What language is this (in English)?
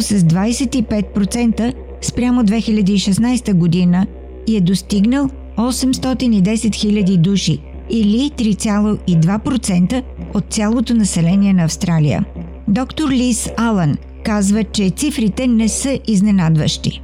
Bulgarian